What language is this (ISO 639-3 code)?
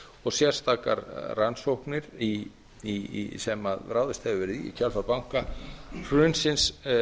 isl